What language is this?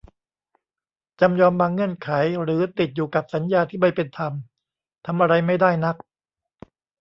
Thai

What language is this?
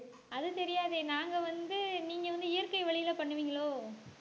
Tamil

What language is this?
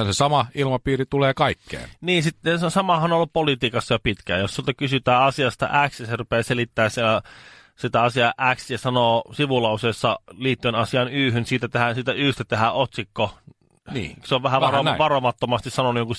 Finnish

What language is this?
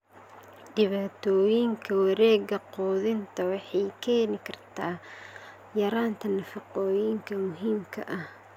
Somali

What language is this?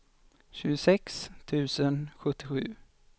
Swedish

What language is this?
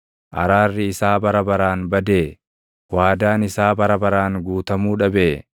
Oromo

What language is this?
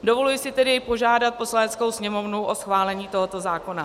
Czech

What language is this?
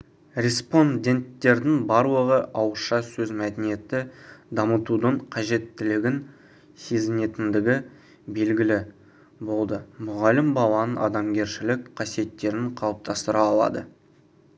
Kazakh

